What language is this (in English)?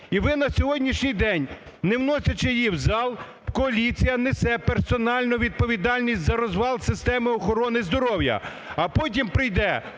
Ukrainian